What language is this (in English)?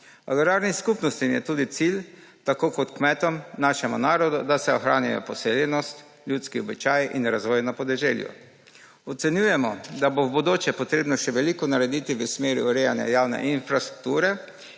Slovenian